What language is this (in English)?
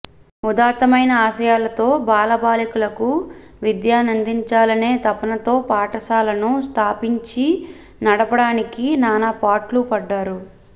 Telugu